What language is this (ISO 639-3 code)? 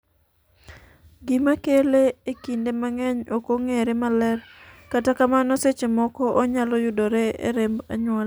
luo